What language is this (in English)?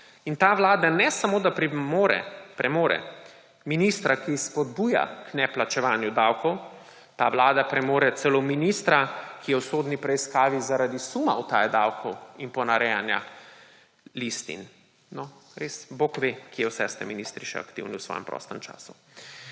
Slovenian